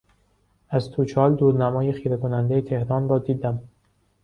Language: Persian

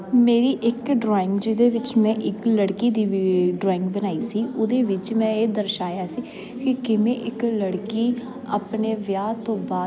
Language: Punjabi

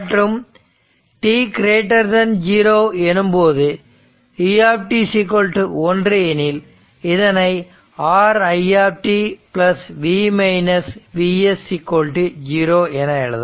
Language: Tamil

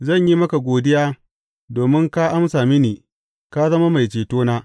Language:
Hausa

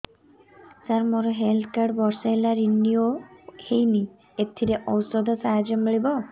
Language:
Odia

